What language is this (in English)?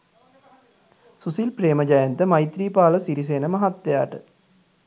Sinhala